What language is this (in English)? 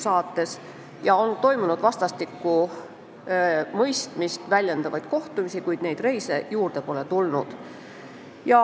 Estonian